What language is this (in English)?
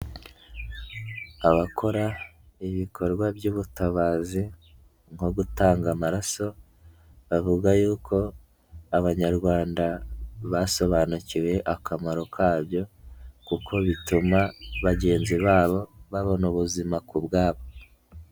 Kinyarwanda